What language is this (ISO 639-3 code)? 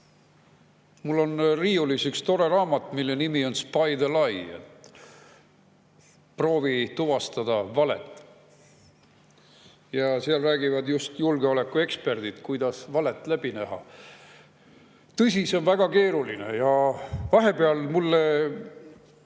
est